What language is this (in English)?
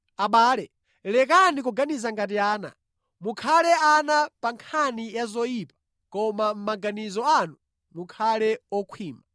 Nyanja